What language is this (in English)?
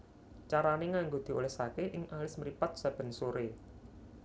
Javanese